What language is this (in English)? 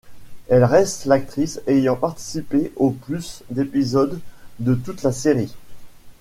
French